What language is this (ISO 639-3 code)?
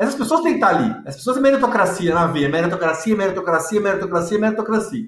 por